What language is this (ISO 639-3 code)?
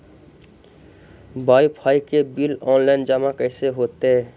mag